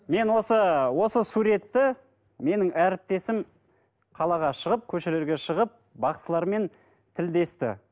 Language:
Kazakh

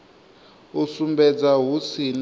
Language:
Venda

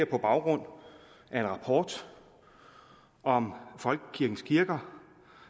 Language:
Danish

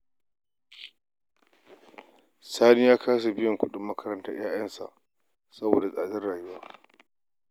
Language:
Hausa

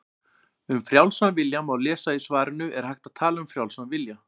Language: Icelandic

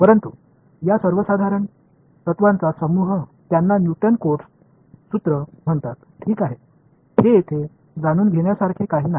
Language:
Marathi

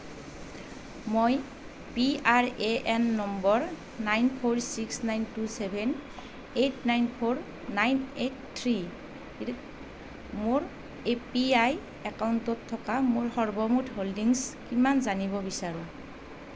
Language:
Assamese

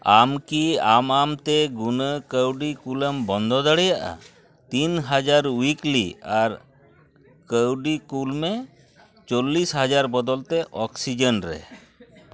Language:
Santali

